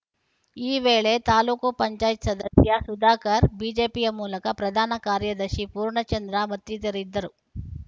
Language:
Kannada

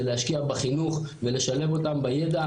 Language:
Hebrew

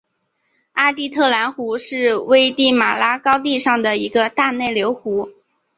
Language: Chinese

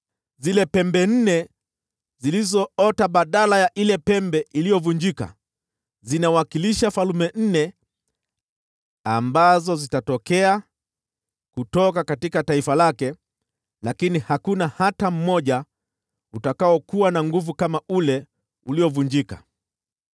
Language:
Swahili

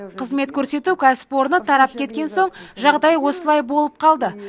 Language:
Kazakh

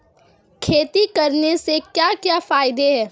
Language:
Hindi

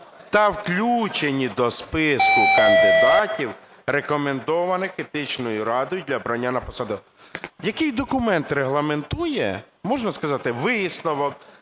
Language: Ukrainian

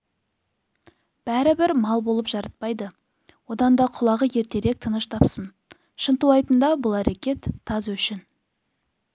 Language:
Kazakh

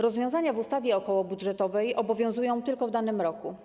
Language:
Polish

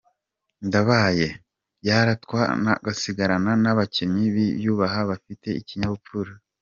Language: Kinyarwanda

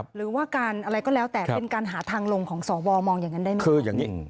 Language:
Thai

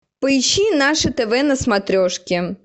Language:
Russian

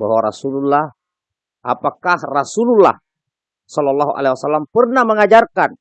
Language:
Indonesian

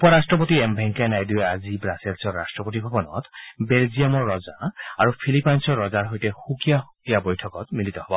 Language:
Assamese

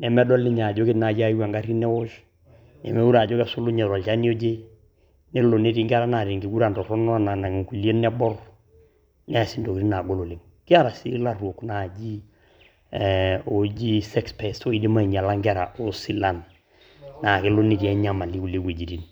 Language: Masai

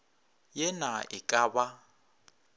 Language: Northern Sotho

